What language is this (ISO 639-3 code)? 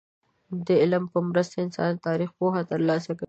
pus